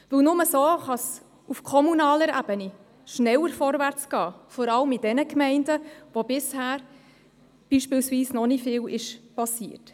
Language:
Swiss German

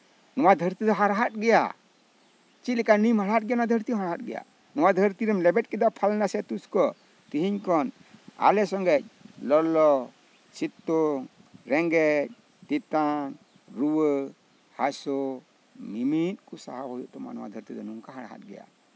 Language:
Santali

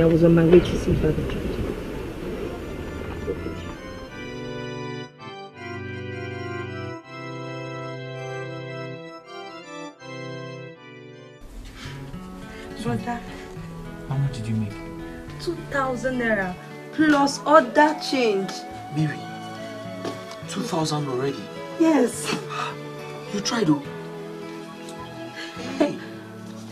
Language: English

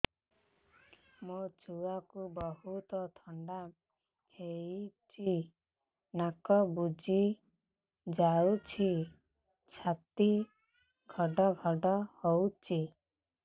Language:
Odia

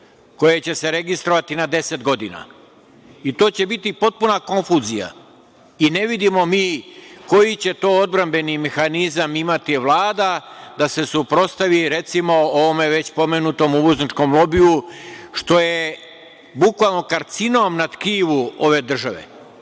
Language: Serbian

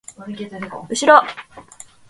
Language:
Japanese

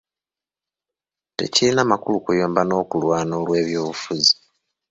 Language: Ganda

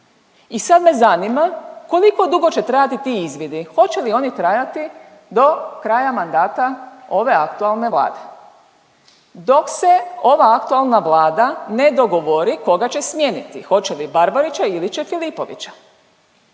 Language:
Croatian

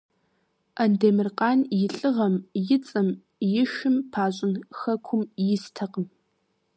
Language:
Kabardian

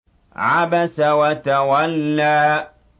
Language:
Arabic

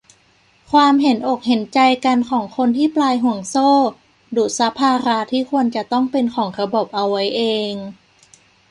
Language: Thai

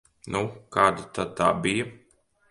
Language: Latvian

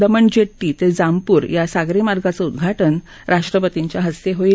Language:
Marathi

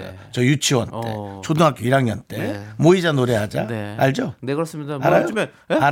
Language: Korean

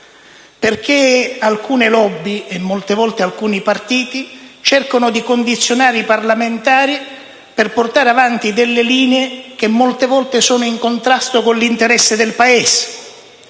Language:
Italian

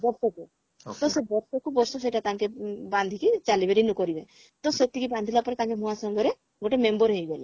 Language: Odia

